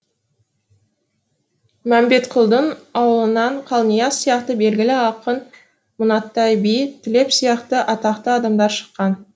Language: Kazakh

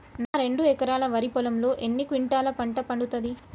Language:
Telugu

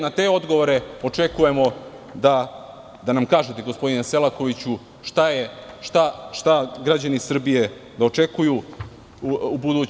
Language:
Serbian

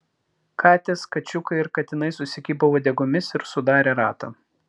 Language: Lithuanian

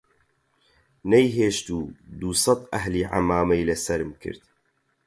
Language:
Central Kurdish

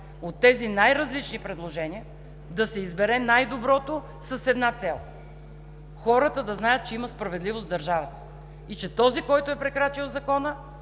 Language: Bulgarian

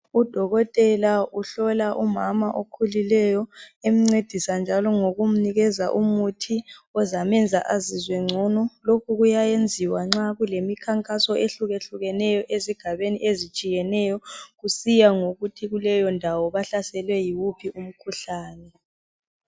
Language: North Ndebele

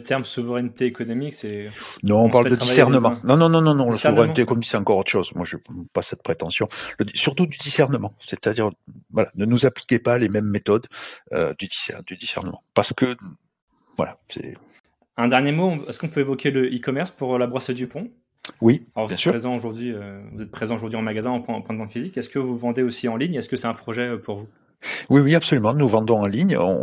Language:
French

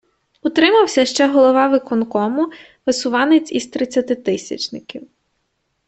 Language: Ukrainian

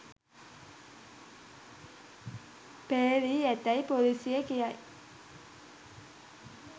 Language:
Sinhala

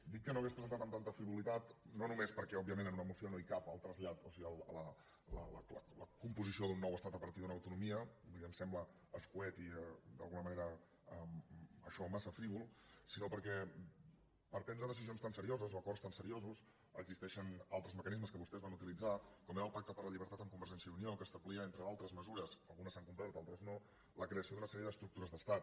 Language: Catalan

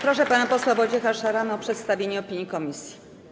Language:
Polish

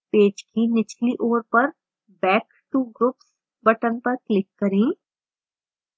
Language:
Hindi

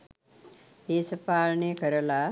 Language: Sinhala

